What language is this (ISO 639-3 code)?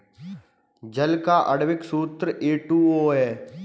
hin